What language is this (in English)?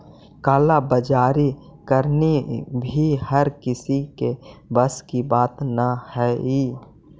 Magahi